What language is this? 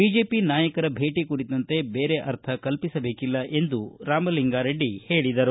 Kannada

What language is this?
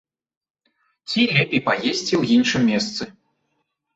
Belarusian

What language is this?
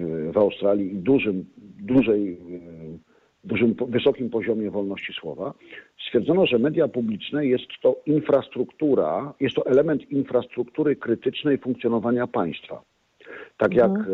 Polish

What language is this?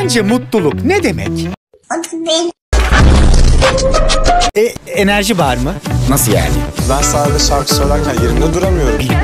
Turkish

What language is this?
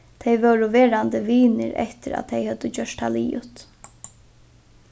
Faroese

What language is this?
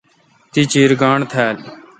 Kalkoti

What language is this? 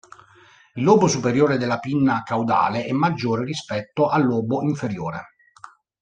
Italian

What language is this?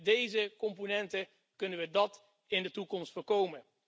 Dutch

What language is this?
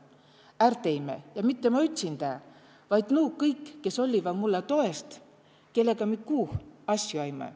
Estonian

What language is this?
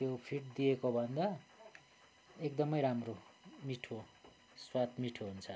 Nepali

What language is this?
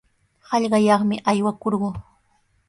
Sihuas Ancash Quechua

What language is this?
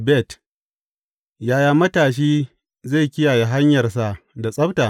Hausa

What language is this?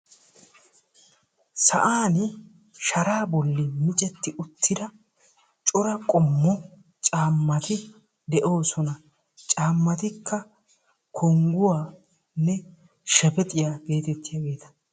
Wolaytta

